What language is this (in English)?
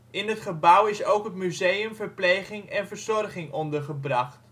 Dutch